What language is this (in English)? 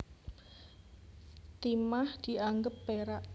Javanese